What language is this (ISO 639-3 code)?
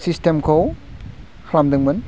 brx